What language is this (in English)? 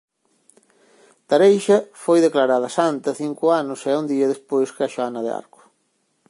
Galician